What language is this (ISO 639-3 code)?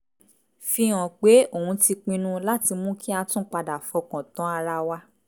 yor